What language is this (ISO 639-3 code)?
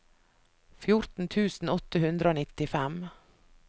nor